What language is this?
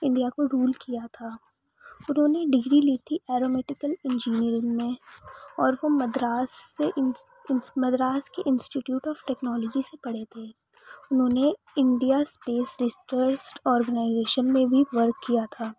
Urdu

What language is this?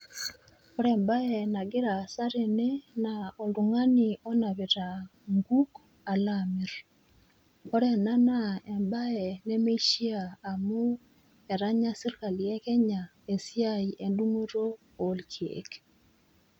Masai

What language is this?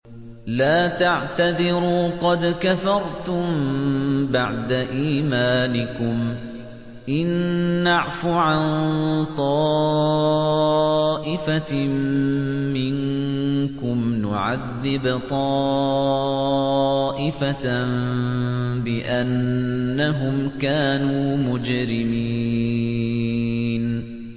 Arabic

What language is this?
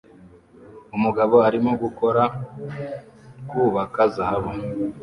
Kinyarwanda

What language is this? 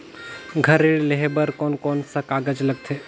Chhattisgarhi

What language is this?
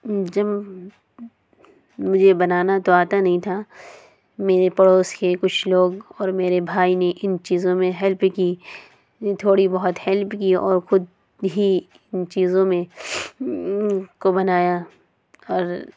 Urdu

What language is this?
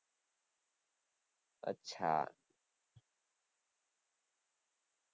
Gujarati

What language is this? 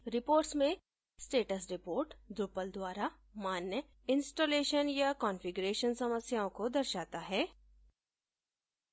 Hindi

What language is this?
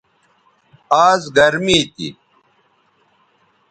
Bateri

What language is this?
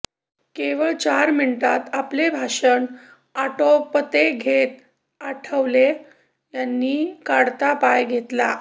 Marathi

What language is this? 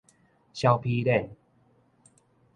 Min Nan Chinese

